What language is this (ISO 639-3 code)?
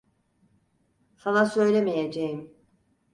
tur